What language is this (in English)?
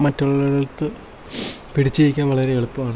Malayalam